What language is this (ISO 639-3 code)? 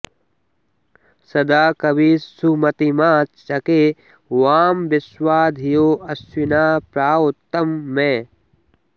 san